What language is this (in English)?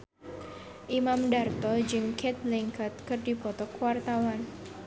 Sundanese